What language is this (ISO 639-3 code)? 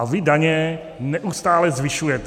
ces